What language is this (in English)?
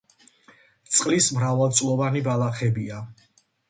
Georgian